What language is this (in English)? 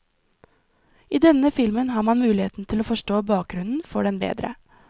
Norwegian